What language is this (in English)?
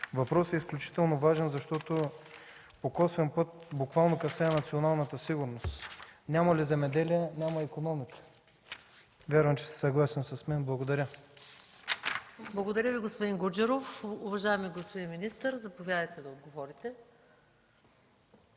Bulgarian